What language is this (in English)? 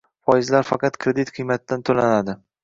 Uzbek